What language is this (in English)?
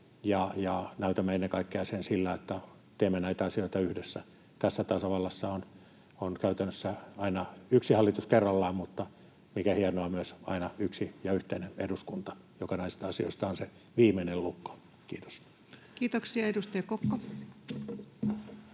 Finnish